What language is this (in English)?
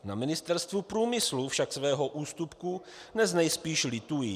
Czech